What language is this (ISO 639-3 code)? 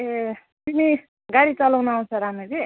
nep